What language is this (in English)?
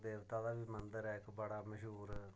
Dogri